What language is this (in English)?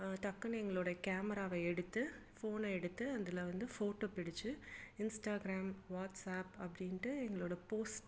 Tamil